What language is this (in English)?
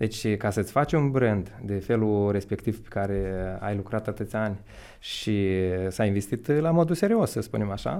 Romanian